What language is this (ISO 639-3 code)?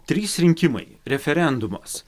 lit